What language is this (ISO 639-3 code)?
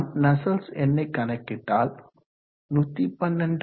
tam